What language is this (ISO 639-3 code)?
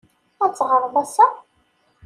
kab